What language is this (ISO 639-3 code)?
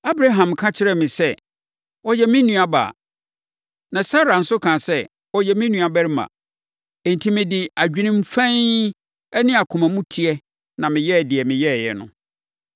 aka